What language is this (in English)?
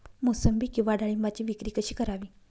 Marathi